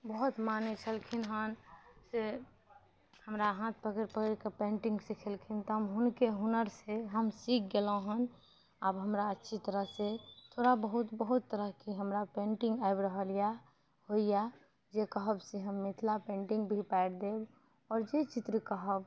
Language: Maithili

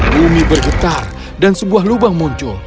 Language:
Indonesian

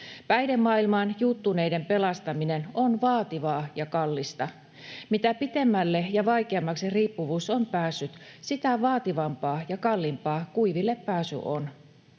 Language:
Finnish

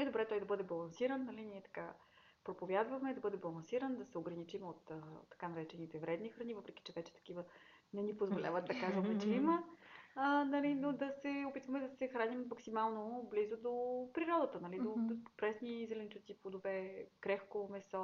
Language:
Bulgarian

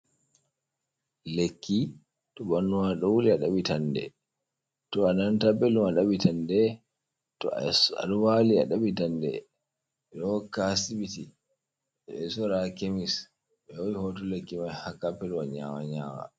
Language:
Fula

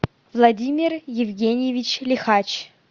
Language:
Russian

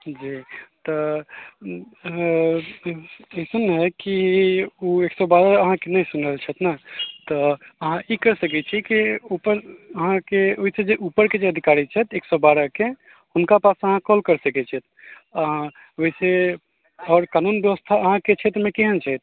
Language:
Maithili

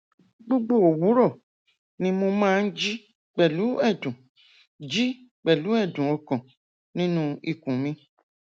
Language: Yoruba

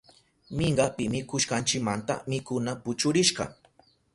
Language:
Southern Pastaza Quechua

